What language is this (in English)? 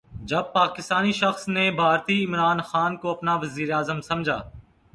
Urdu